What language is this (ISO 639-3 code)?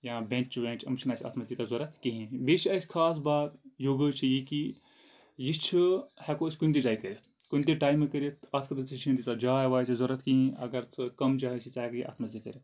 kas